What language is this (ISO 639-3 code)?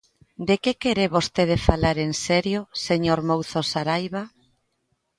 glg